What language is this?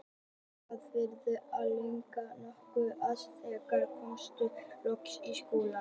Icelandic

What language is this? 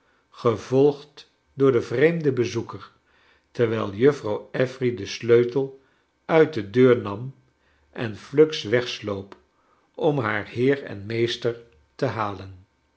Dutch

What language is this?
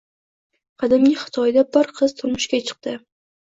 Uzbek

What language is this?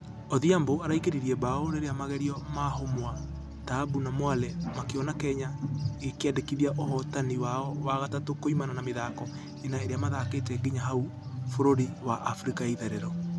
Kikuyu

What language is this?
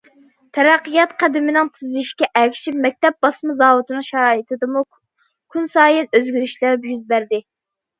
Uyghur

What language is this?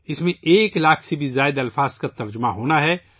Urdu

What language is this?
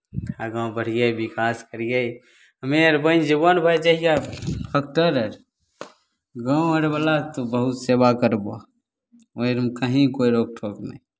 Maithili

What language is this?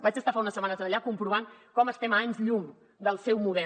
Catalan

